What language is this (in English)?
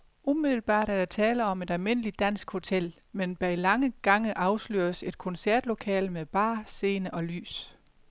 Danish